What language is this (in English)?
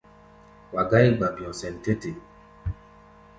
Gbaya